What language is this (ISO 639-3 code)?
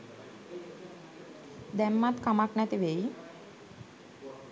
sin